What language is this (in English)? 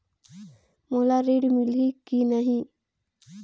Chhattisgarhi